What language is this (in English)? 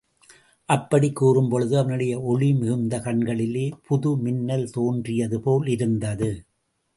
Tamil